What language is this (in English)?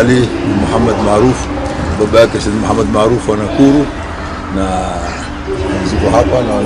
Arabic